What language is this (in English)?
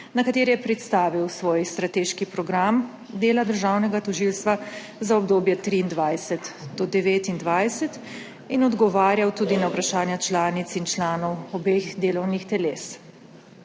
Slovenian